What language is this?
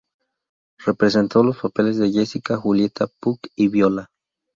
Spanish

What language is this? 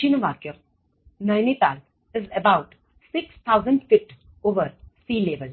Gujarati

